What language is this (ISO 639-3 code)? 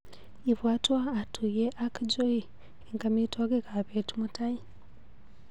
kln